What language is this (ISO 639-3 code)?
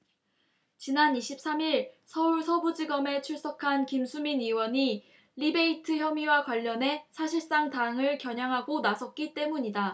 kor